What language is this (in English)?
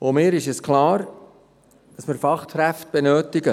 Swiss German